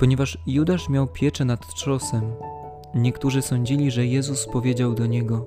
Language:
Polish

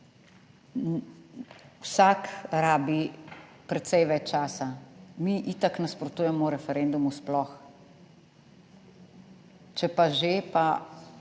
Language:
Slovenian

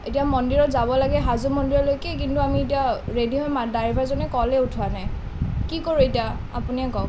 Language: Assamese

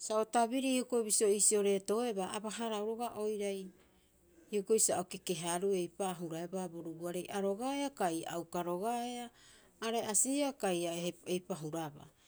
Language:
Rapoisi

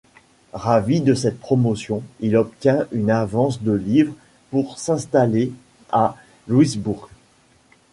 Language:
French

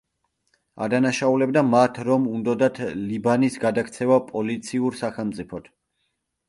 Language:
Georgian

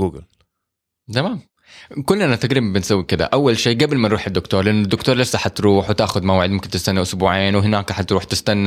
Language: Arabic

